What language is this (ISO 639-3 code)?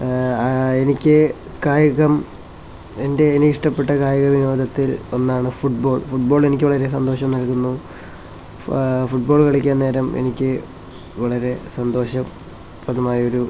mal